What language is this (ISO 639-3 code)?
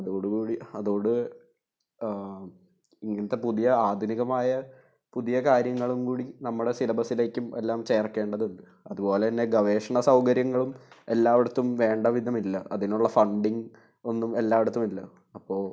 mal